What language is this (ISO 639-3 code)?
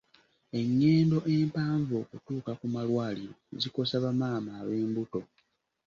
lug